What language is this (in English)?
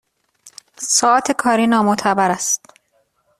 Persian